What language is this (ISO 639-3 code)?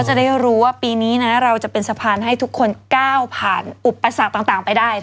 tha